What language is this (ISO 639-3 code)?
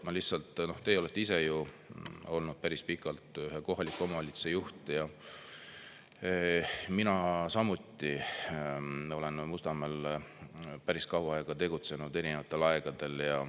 est